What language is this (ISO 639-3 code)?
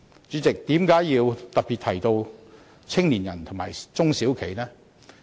yue